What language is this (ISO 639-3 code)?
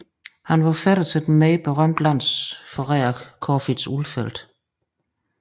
dan